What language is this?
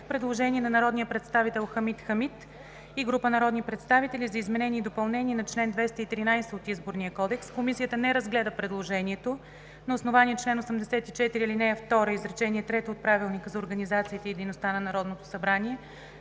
Bulgarian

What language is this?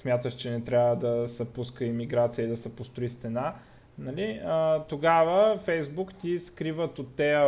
Bulgarian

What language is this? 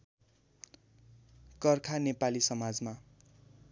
Nepali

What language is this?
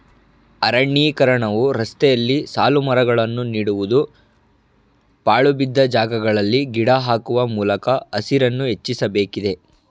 Kannada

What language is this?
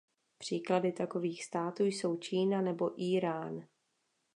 Czech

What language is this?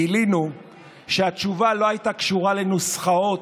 Hebrew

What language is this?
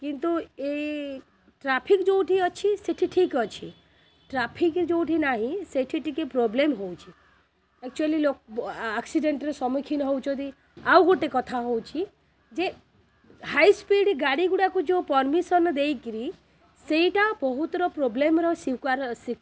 Odia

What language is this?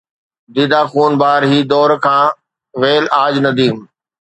Sindhi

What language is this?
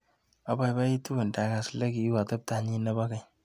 Kalenjin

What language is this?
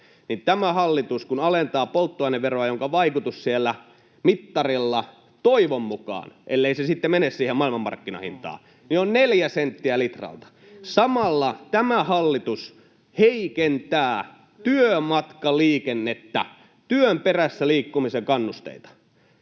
Finnish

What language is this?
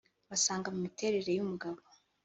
Kinyarwanda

